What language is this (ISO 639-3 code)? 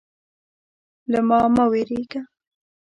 pus